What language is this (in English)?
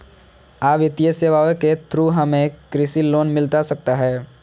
Magahi